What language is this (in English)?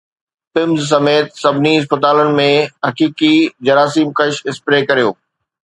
Sindhi